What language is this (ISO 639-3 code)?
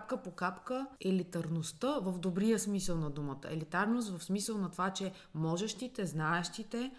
bul